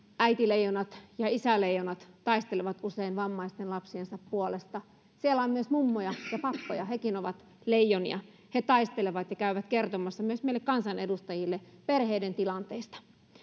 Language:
Finnish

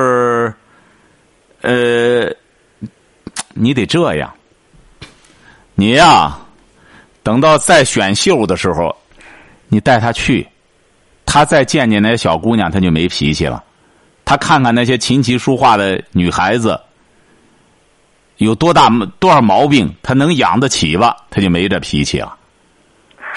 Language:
Chinese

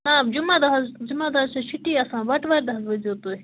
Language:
Kashmiri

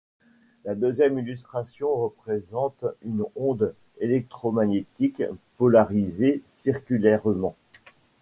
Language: French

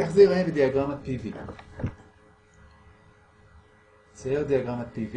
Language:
Hebrew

